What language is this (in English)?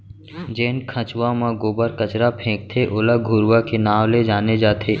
Chhattisgarhi